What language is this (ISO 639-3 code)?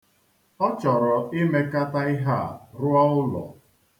ibo